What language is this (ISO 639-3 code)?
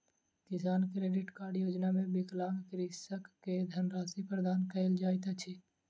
mai